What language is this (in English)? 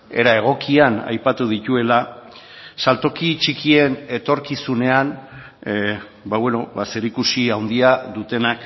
Basque